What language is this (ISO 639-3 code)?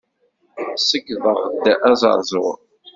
kab